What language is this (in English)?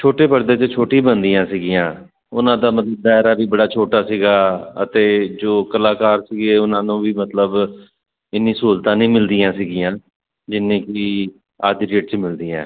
Punjabi